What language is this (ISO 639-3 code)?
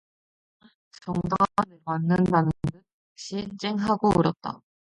kor